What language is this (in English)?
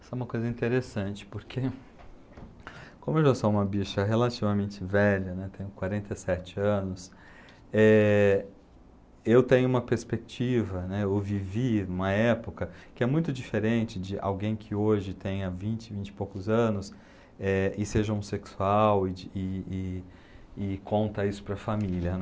Portuguese